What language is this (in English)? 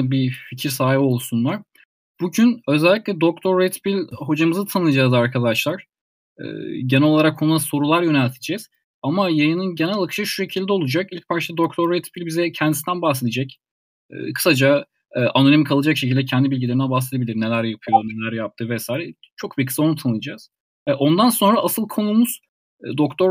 Turkish